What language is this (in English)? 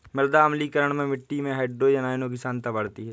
Hindi